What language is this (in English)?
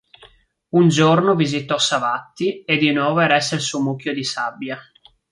Italian